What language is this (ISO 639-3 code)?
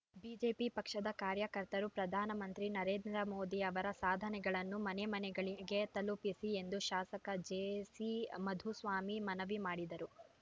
kan